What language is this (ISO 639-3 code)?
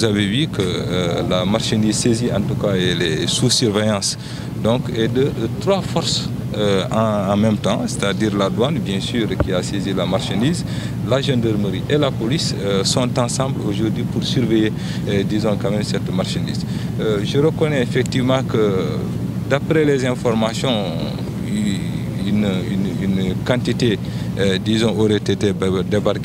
fra